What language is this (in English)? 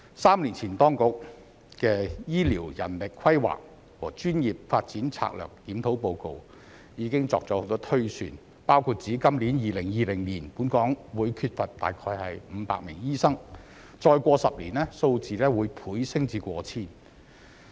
Cantonese